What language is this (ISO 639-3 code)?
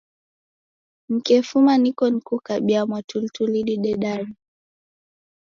dav